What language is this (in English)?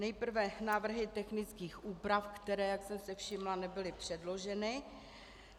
Czech